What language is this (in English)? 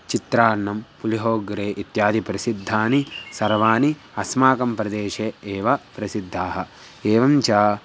Sanskrit